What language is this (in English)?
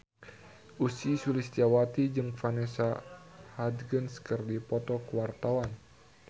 Sundanese